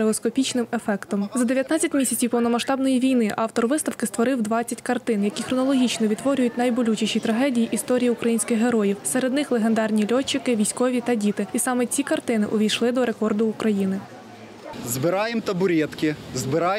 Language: Ukrainian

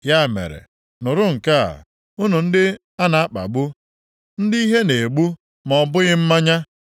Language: Igbo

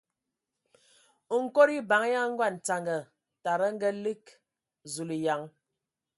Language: Ewondo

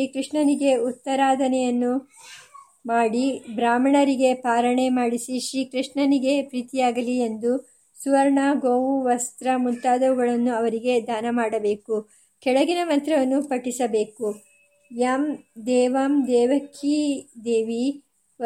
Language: Kannada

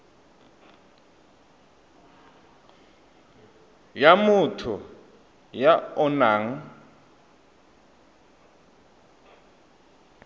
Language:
Tswana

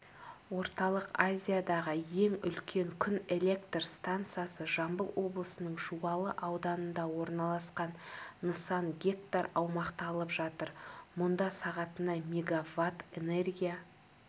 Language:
Kazakh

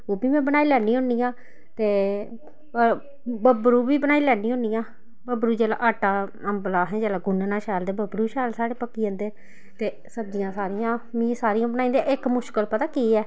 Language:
Dogri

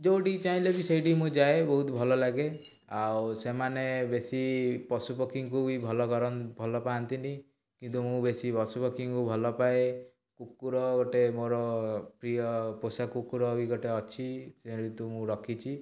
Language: Odia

